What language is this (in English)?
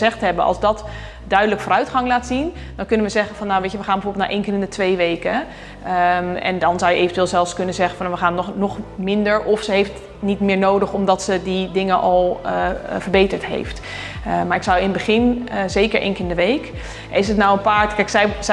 Dutch